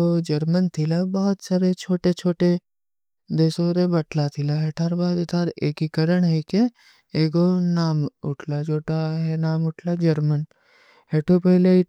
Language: Kui (India)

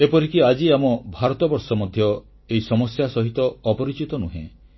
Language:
Odia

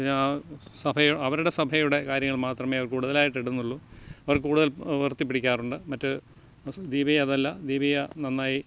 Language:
Malayalam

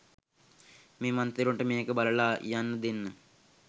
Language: Sinhala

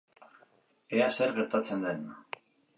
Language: Basque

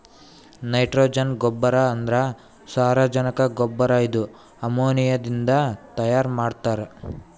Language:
Kannada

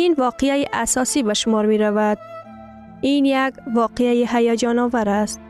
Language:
Persian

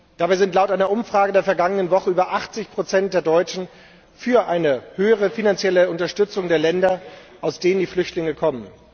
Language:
German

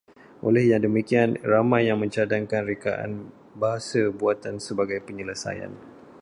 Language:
Malay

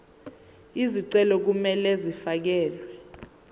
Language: Zulu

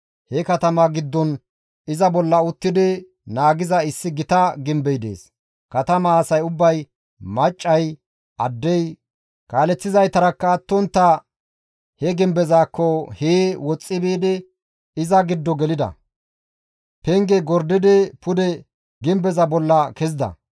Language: Gamo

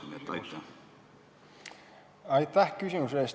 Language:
Estonian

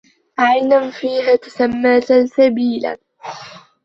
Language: Arabic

